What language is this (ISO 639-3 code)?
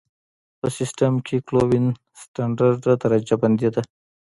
pus